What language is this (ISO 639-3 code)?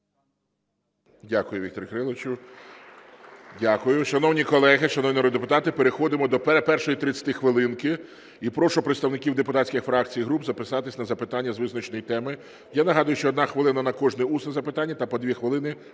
ukr